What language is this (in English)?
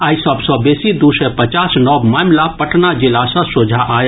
Maithili